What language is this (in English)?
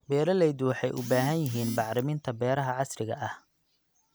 Somali